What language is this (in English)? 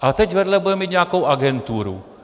Czech